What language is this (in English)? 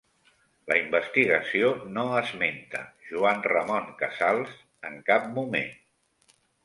Catalan